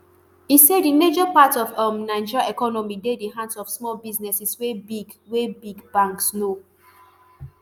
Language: Nigerian Pidgin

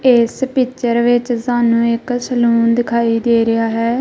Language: Punjabi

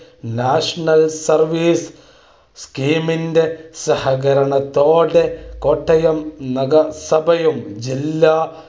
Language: Malayalam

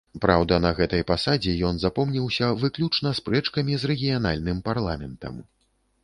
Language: Belarusian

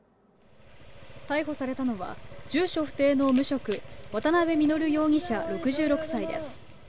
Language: Japanese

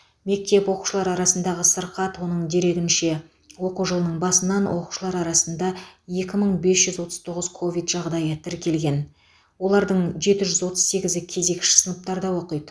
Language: Kazakh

